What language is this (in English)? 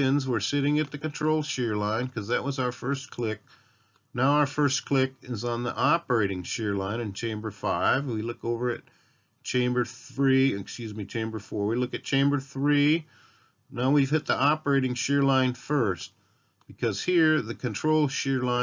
English